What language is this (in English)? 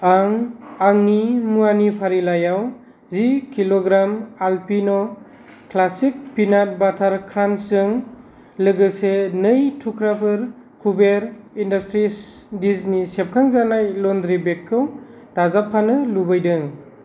Bodo